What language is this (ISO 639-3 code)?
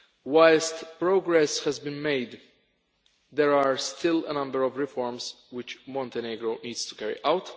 eng